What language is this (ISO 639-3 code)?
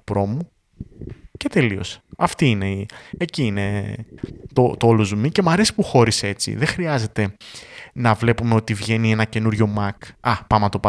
ell